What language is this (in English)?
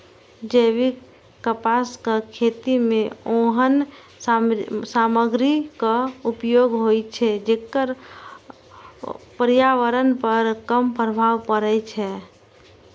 Maithili